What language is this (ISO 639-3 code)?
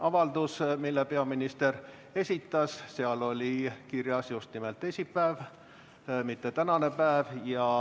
est